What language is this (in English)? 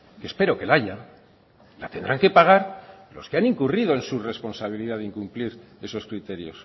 Spanish